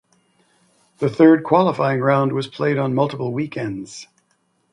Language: English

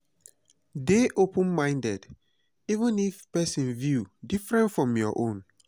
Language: Nigerian Pidgin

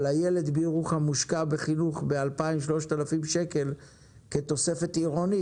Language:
Hebrew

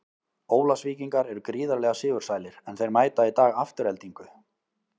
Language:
Icelandic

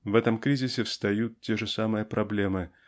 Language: Russian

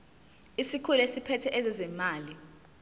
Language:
Zulu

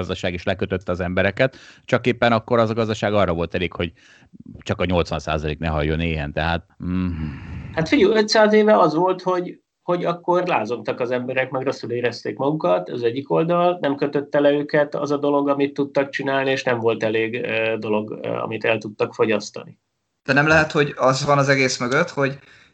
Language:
Hungarian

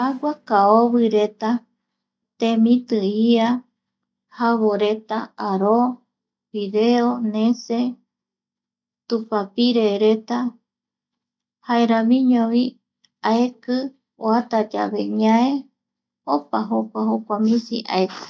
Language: Eastern Bolivian Guaraní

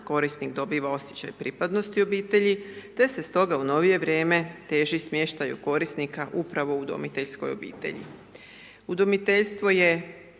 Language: Croatian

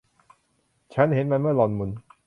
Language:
Thai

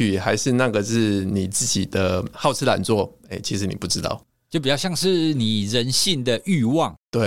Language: Chinese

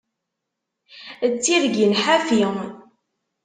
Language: Kabyle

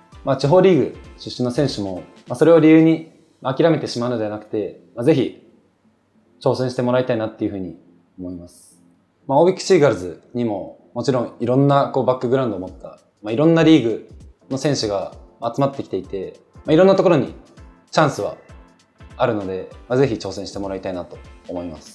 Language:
Japanese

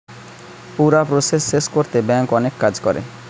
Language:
Bangla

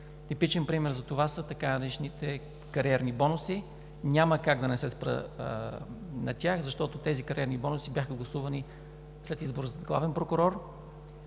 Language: Bulgarian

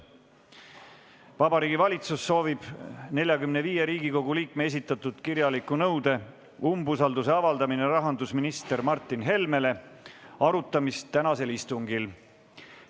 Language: Estonian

